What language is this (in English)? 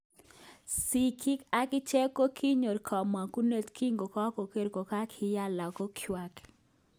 Kalenjin